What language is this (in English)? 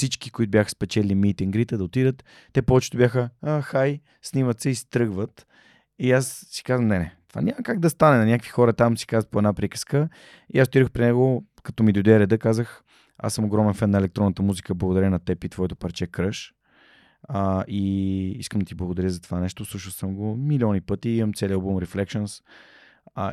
Bulgarian